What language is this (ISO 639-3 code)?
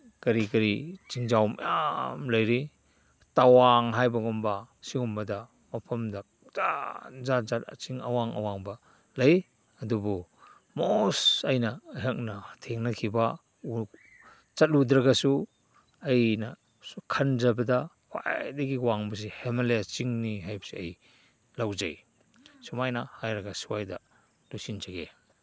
mni